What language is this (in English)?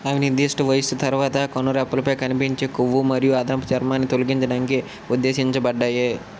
Telugu